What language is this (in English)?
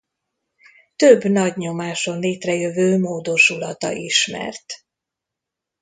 Hungarian